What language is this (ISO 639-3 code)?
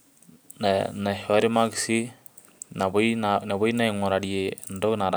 mas